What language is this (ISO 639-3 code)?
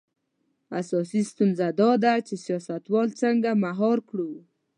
pus